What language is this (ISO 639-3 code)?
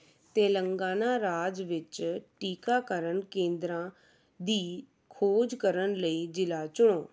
pan